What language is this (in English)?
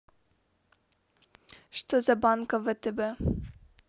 Russian